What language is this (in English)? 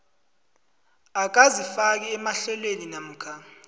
South Ndebele